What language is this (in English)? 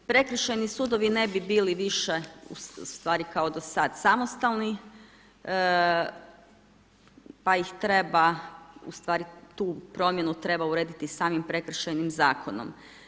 Croatian